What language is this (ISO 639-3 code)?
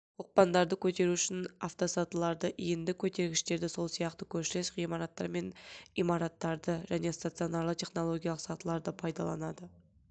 kaz